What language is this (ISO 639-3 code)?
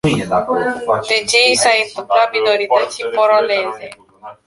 ron